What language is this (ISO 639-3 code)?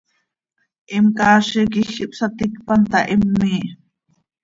sei